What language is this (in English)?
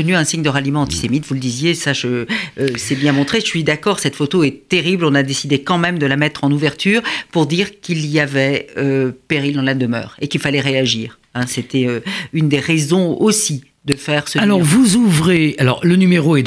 French